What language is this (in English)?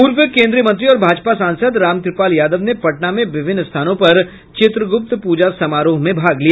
Hindi